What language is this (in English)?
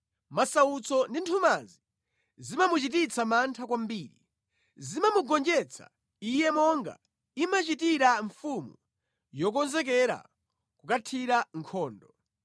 Nyanja